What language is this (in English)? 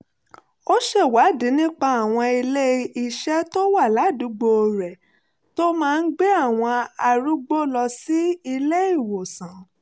Yoruba